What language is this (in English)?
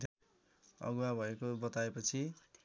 Nepali